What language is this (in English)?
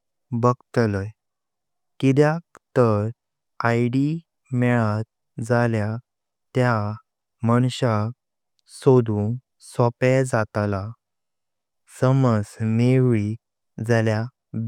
Konkani